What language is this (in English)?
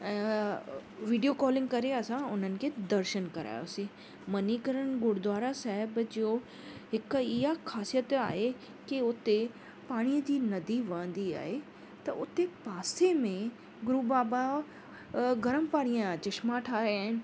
Sindhi